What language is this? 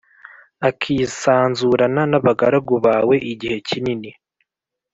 Kinyarwanda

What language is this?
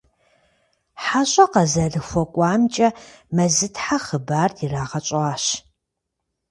Kabardian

